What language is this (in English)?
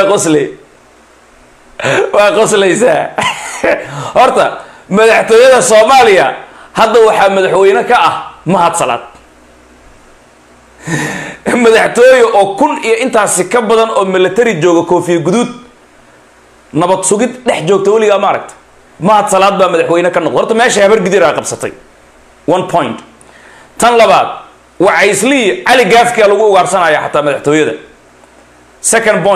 Arabic